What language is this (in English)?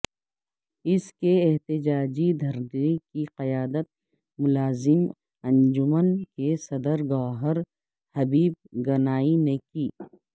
Urdu